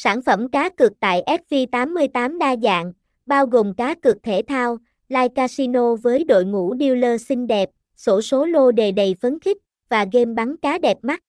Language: Vietnamese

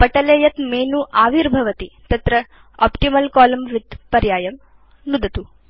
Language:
Sanskrit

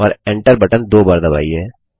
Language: Hindi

